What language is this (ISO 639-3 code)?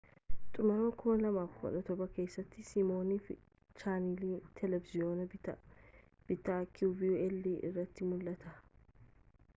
orm